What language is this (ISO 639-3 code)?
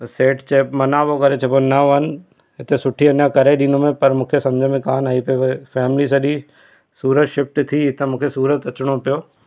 snd